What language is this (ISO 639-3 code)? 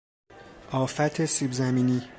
fas